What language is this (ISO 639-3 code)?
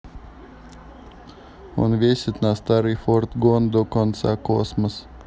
rus